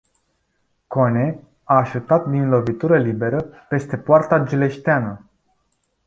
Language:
Romanian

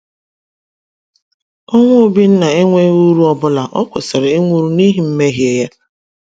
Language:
Igbo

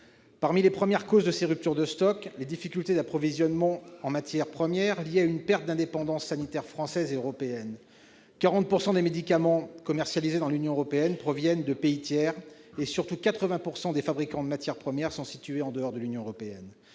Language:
French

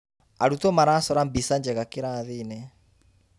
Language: Kikuyu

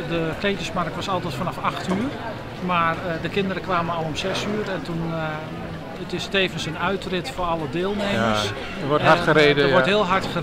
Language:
Dutch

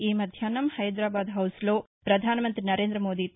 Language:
Telugu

